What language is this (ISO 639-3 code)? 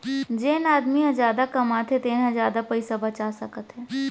hne